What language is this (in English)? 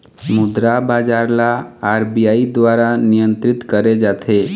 Chhattisgarhi